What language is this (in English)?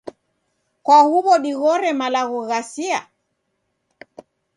Taita